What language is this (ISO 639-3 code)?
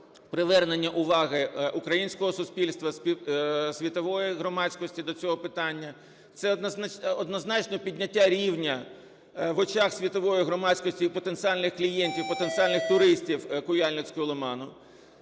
ukr